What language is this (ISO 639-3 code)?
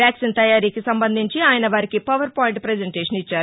tel